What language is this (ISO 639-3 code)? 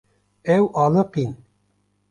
kur